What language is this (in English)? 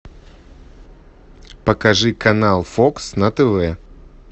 Russian